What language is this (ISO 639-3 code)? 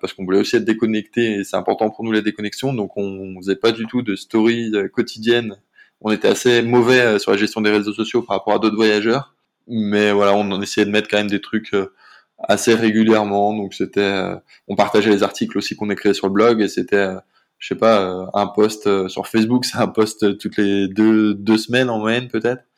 fra